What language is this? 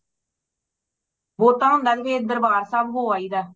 Punjabi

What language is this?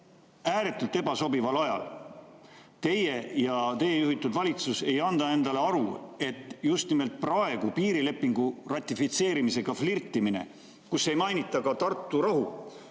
Estonian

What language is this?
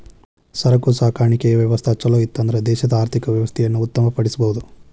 Kannada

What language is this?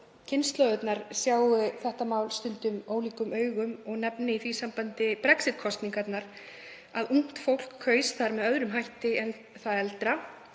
Icelandic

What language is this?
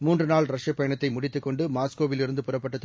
Tamil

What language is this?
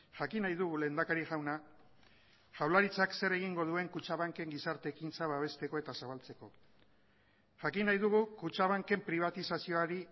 Basque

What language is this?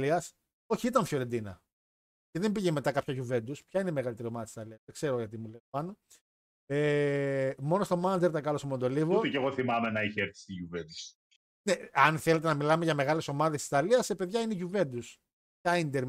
Greek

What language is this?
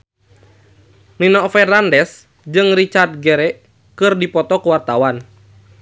Sundanese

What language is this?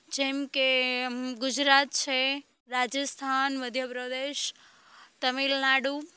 Gujarati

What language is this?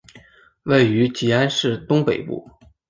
Chinese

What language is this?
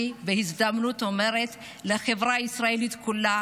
Hebrew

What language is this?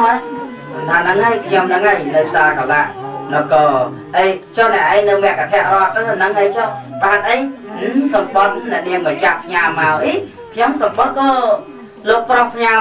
Vietnamese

